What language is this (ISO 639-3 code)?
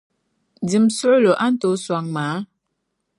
dag